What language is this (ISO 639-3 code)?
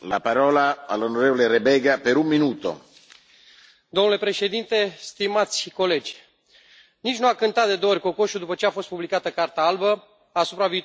ron